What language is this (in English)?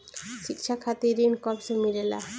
Bhojpuri